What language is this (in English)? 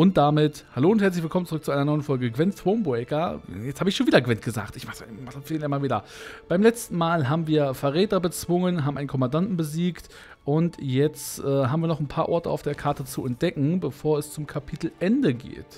German